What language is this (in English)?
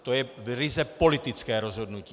Czech